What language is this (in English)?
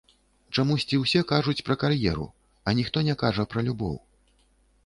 Belarusian